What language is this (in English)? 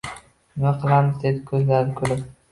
Uzbek